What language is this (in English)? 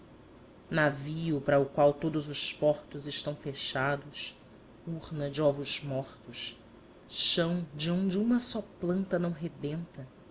Portuguese